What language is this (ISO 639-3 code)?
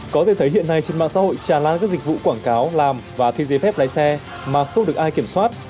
vie